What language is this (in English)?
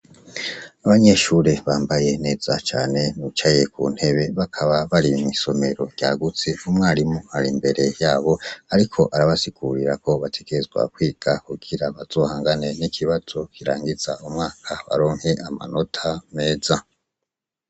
Rundi